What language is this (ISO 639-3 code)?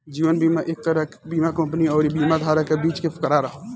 bho